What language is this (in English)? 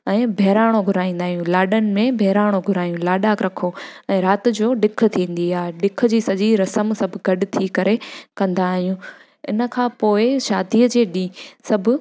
Sindhi